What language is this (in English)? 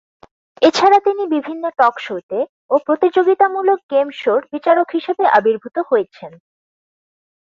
Bangla